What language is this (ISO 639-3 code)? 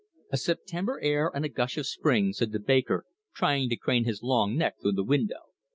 eng